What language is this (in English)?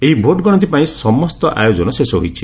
Odia